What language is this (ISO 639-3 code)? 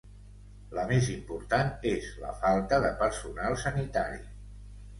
cat